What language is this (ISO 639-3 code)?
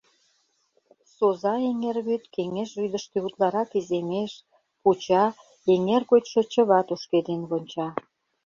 chm